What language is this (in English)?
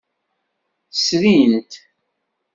Kabyle